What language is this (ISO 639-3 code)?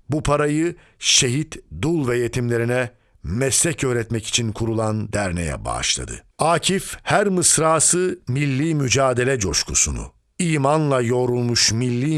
tur